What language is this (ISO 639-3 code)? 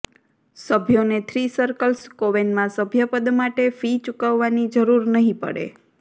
guj